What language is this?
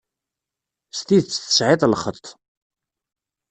Kabyle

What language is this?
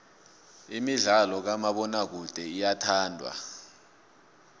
South Ndebele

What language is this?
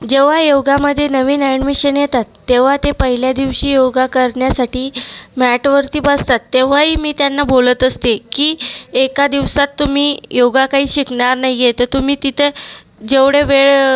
Marathi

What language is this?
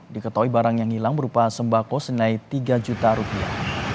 Indonesian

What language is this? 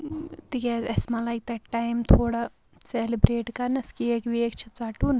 Kashmiri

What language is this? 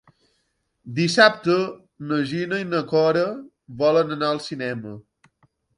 Catalan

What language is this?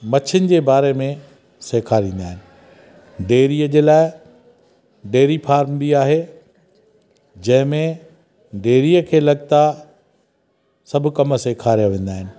Sindhi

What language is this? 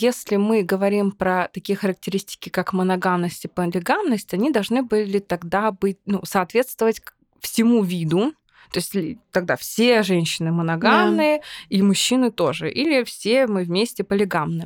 Russian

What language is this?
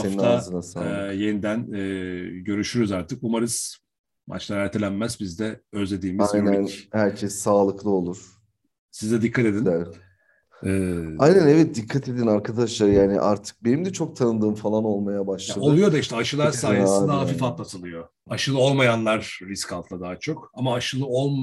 Turkish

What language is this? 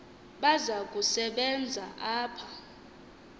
Xhosa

